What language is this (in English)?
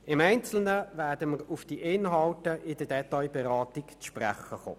Swiss German